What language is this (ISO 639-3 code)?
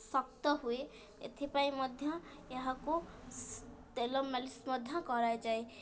ori